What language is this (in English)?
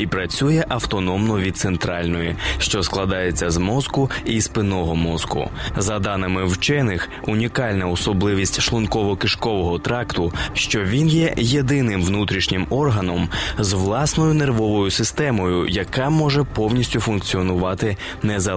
Ukrainian